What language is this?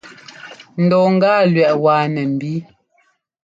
Ngomba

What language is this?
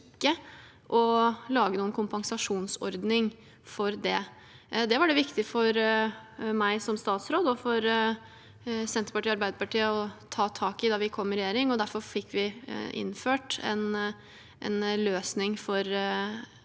Norwegian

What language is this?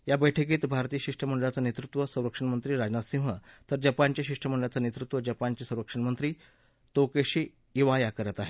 Marathi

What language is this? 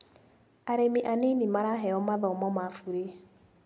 Kikuyu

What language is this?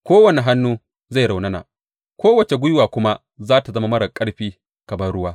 Hausa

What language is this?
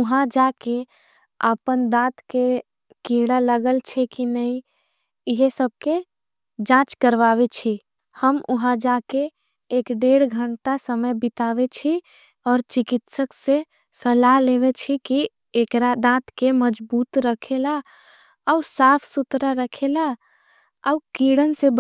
Angika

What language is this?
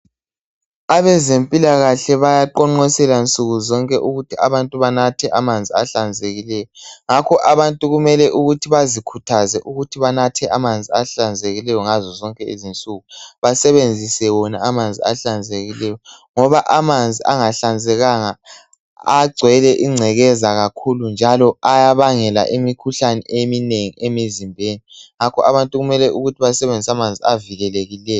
North Ndebele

